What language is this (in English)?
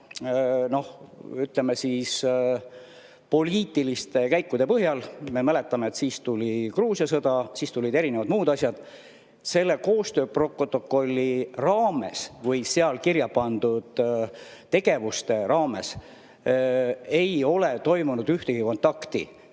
Estonian